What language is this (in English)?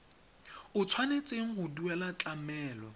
Tswana